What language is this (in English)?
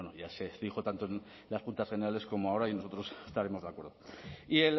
Spanish